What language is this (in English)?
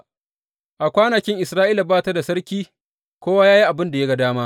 Hausa